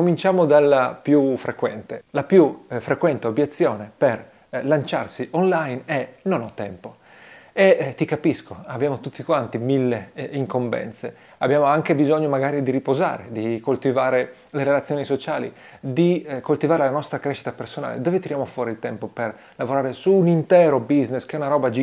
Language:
Italian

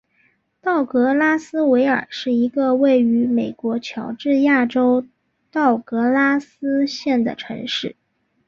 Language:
Chinese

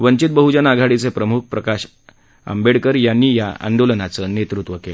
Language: Marathi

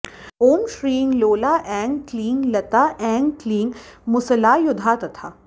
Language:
Sanskrit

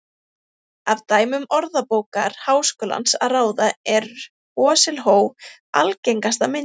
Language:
Icelandic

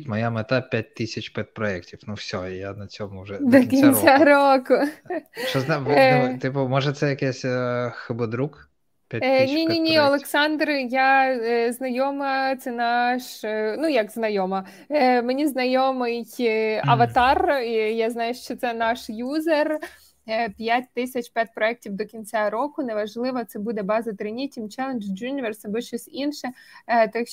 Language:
Ukrainian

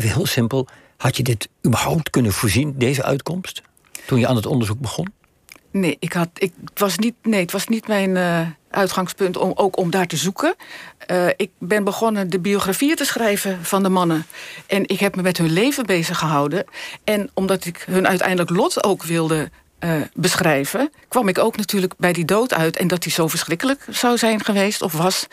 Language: Dutch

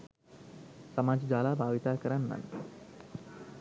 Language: Sinhala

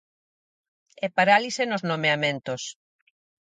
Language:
Galician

